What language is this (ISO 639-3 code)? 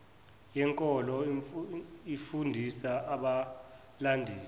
zul